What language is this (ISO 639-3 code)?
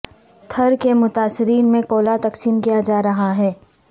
urd